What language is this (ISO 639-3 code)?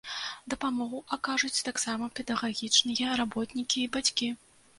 bel